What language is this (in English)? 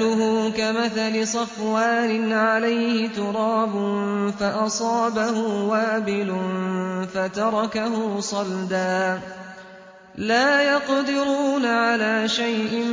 Arabic